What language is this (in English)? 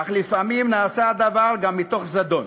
Hebrew